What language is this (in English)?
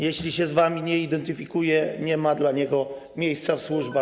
Polish